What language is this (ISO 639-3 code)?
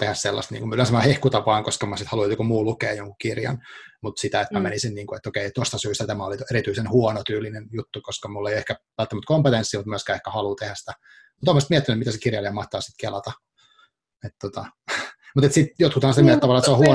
fin